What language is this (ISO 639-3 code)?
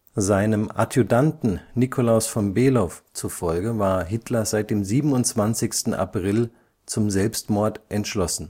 deu